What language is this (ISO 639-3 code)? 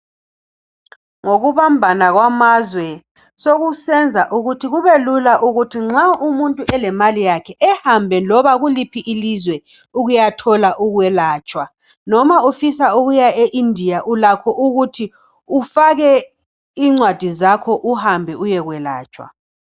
nde